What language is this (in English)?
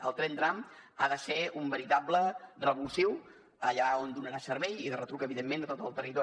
Catalan